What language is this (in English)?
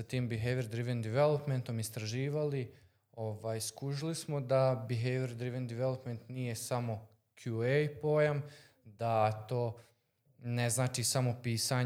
Croatian